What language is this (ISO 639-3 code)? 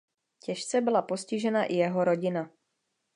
ces